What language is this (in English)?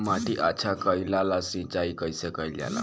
Bhojpuri